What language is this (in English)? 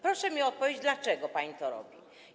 Polish